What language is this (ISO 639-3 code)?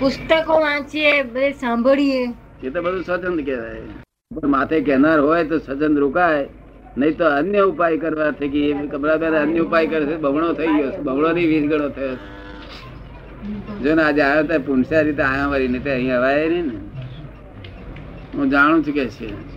guj